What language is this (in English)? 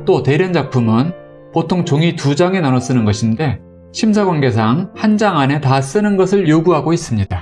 Korean